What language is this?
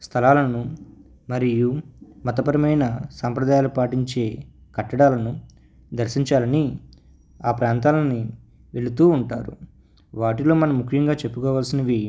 Telugu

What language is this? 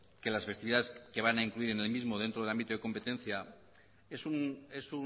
Spanish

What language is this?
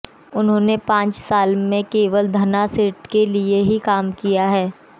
Hindi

